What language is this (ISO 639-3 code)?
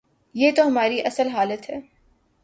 urd